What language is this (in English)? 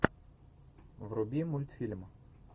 Russian